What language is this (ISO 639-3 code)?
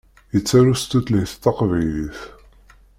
kab